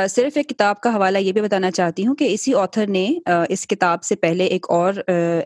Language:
Urdu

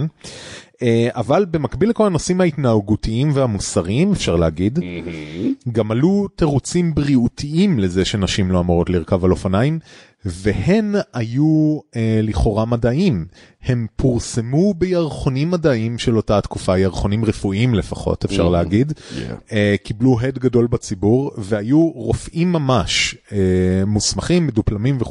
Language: Hebrew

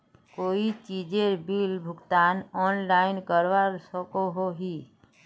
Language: Magahi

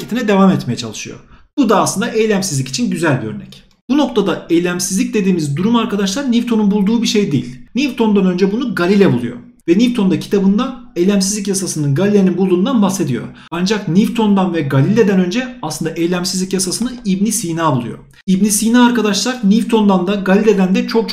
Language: Turkish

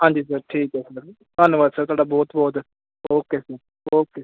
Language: Punjabi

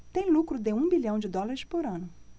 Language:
Portuguese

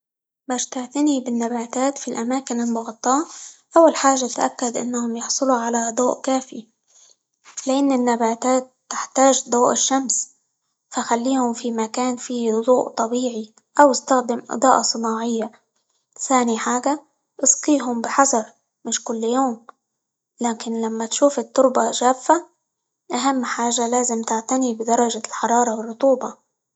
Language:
Libyan Arabic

